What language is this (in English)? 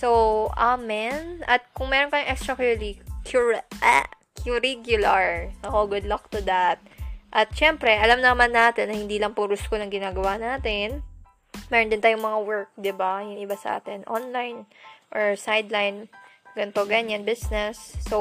Filipino